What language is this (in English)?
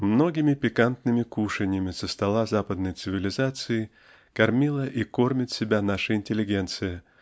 Russian